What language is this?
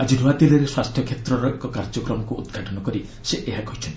Odia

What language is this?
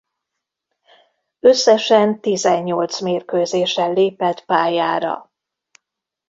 Hungarian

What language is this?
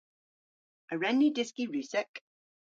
Cornish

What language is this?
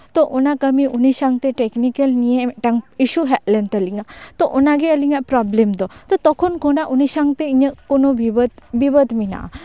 Santali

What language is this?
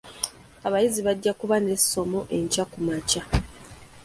Ganda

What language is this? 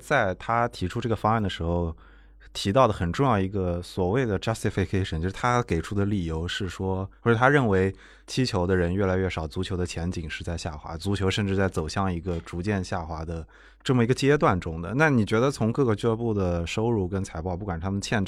Chinese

